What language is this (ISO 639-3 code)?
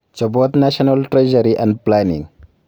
kln